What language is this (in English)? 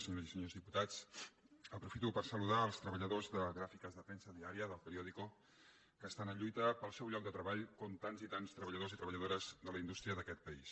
Catalan